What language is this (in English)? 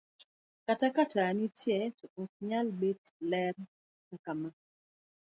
Luo (Kenya and Tanzania)